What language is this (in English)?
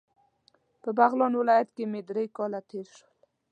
Pashto